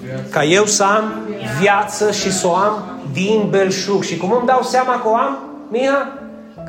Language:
Romanian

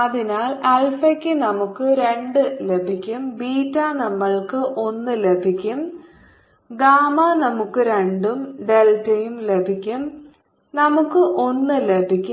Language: Malayalam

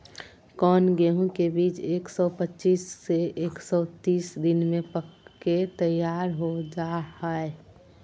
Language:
Magahi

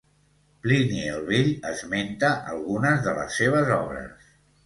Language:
Catalan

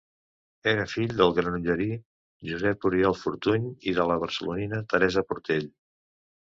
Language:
Catalan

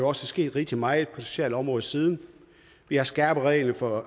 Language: Danish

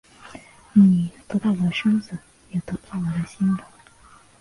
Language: Chinese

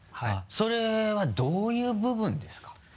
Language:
Japanese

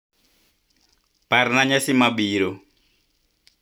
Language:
Luo (Kenya and Tanzania)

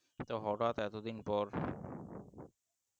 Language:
Bangla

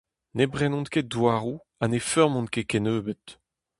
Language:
Breton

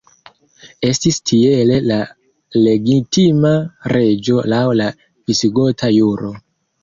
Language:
Esperanto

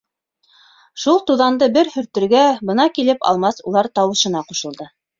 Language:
Bashkir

